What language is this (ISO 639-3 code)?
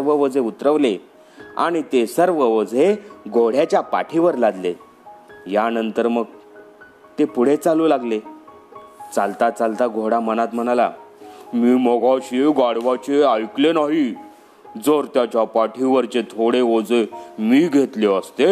mar